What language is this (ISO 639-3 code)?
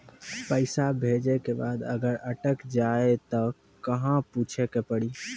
mai